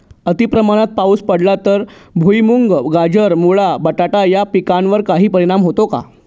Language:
Marathi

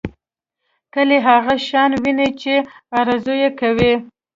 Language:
Pashto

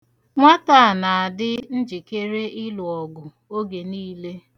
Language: Igbo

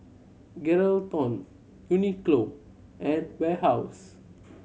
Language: English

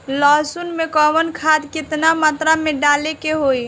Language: Bhojpuri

